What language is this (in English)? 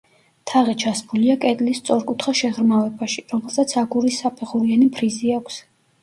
Georgian